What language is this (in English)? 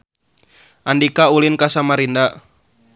Sundanese